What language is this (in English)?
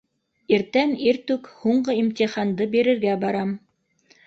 Bashkir